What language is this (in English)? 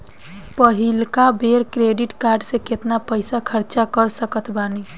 Bhojpuri